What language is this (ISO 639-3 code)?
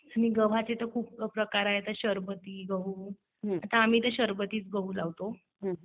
mar